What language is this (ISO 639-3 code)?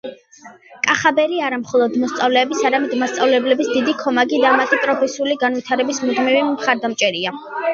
kat